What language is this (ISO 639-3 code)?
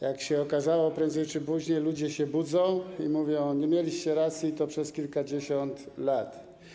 pol